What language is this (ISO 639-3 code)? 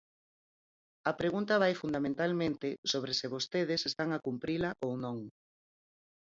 glg